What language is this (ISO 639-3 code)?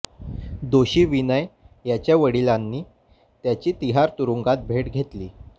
mar